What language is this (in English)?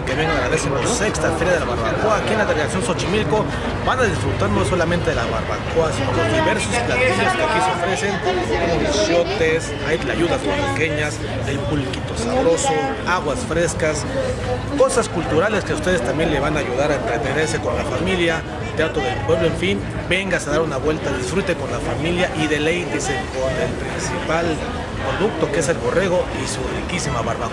Spanish